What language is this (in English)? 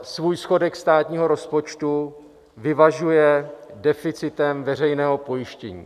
Czech